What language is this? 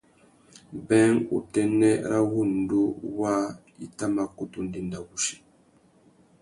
Tuki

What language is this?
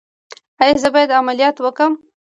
Pashto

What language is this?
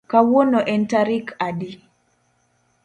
Luo (Kenya and Tanzania)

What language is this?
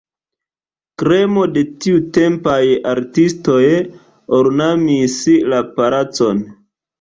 Esperanto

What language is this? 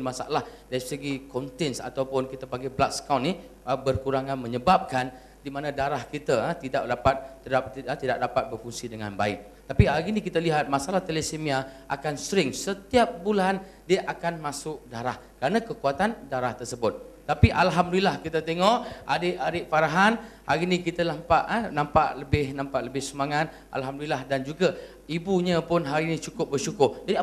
Malay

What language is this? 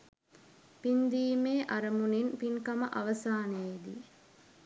Sinhala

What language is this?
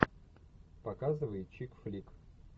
Russian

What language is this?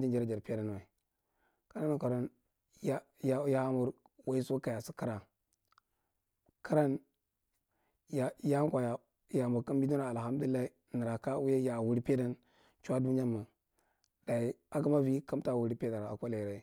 Marghi Central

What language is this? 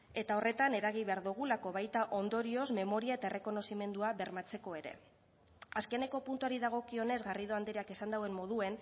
Basque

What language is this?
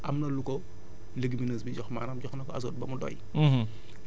Wolof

